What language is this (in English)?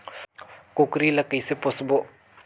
Chhattisgarhi